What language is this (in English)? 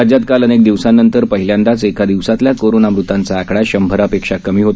Marathi